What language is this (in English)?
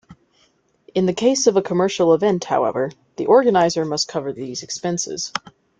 English